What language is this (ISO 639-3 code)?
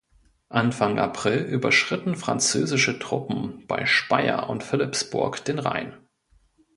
deu